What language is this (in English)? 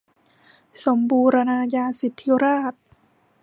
Thai